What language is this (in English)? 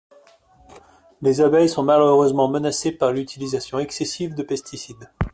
French